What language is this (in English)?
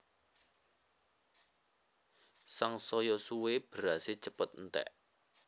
Javanese